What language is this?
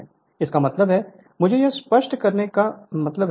Hindi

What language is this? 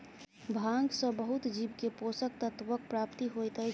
Maithili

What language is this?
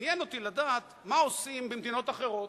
Hebrew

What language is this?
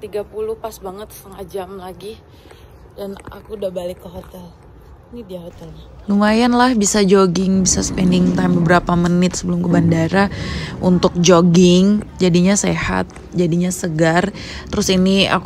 Indonesian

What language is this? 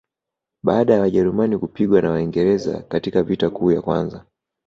Swahili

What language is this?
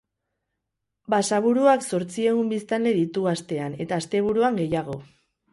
Basque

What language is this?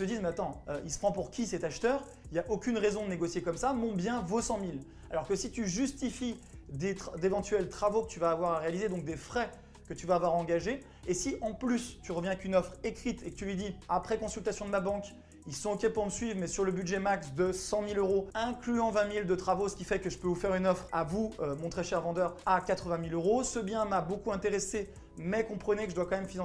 French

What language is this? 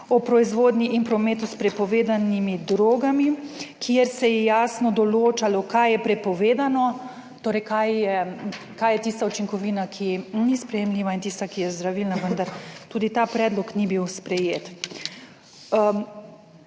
Slovenian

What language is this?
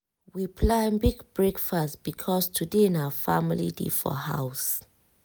Nigerian Pidgin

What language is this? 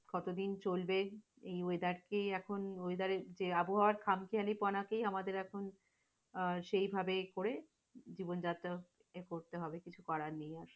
Bangla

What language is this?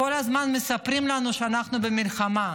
Hebrew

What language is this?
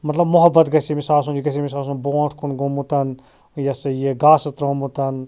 Kashmiri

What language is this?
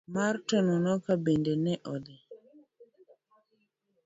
Luo (Kenya and Tanzania)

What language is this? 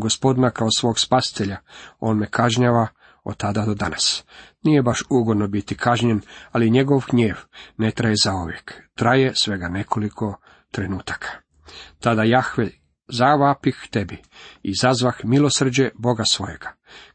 Croatian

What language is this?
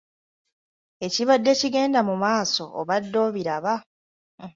Ganda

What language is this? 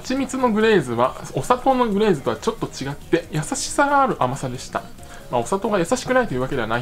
Japanese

